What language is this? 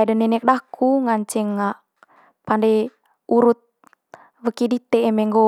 Manggarai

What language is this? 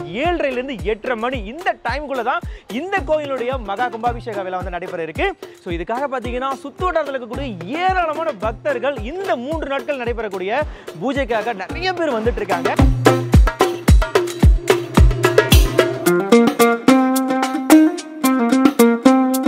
Arabic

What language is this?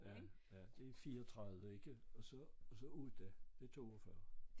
Danish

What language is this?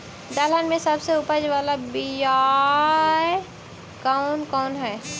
Magahi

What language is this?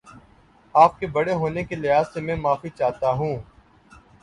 Urdu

